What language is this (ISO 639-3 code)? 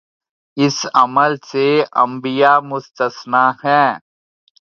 urd